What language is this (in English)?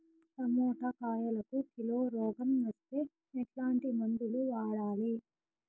Telugu